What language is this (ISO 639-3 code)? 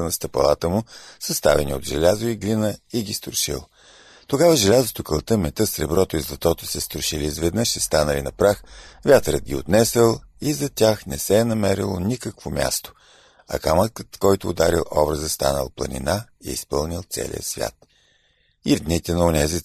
bul